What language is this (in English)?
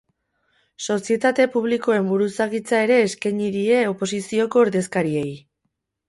Basque